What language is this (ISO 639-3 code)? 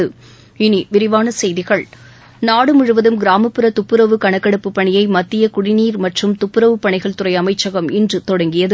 tam